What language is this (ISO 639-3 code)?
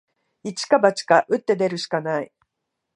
jpn